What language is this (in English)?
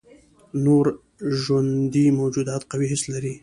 Pashto